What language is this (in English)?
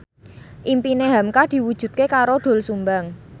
Javanese